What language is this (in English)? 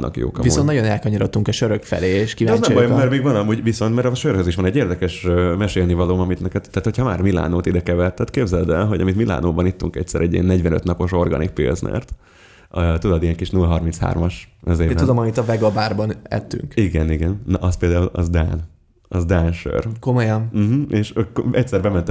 Hungarian